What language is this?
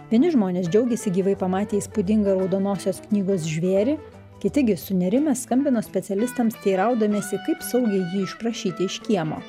Lithuanian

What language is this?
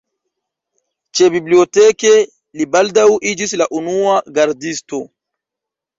Esperanto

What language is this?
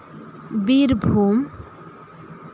Santali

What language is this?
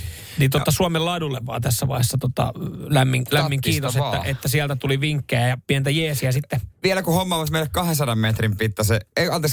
Finnish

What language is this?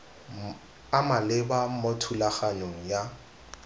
Tswana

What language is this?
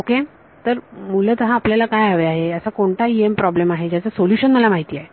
Marathi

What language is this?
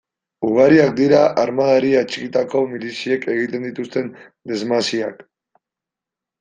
Basque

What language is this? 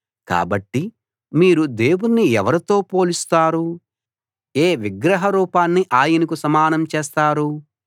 Telugu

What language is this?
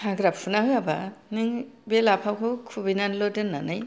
Bodo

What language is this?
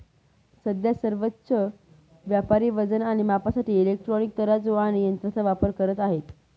Marathi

